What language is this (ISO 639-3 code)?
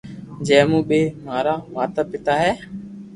lrk